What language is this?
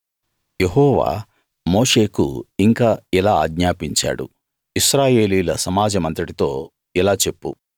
Telugu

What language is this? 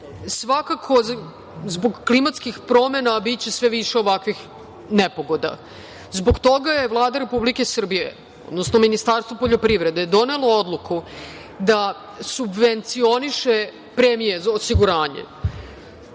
Serbian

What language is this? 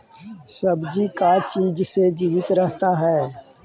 Magahi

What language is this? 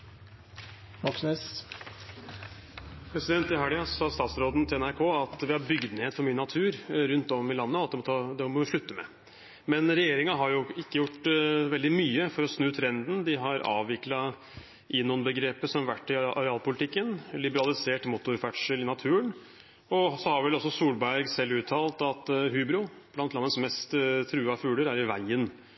Norwegian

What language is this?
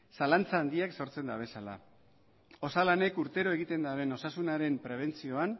Basque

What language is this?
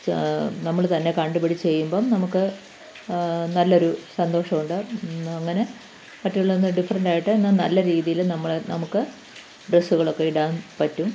Malayalam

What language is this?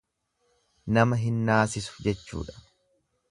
Oromo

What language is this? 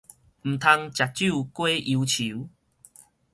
Min Nan Chinese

